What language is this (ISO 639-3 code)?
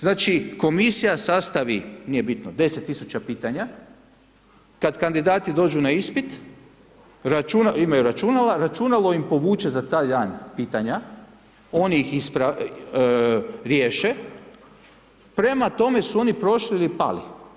hrv